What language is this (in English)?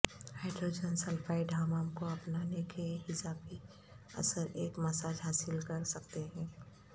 Urdu